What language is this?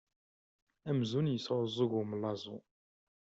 Kabyle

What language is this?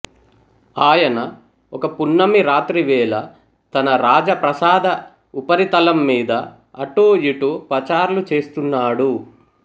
Telugu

